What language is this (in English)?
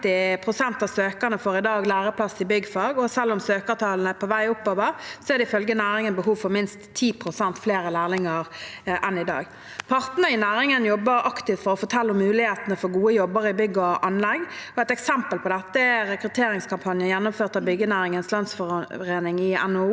Norwegian